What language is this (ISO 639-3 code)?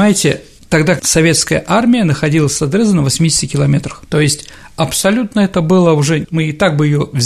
rus